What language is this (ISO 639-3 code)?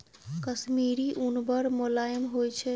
mai